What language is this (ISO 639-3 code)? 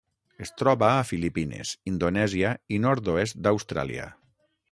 cat